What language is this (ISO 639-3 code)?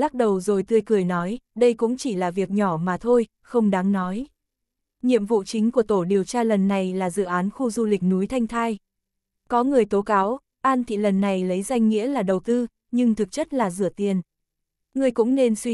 vie